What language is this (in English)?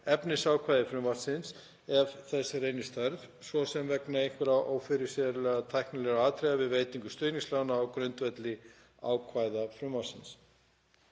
Icelandic